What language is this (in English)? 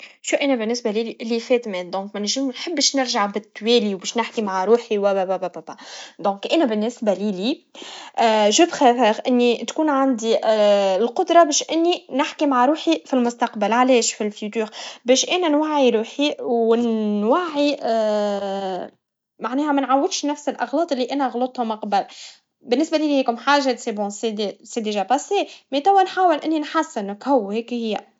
Tunisian Arabic